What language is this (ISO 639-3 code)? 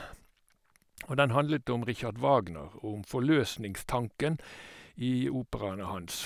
nor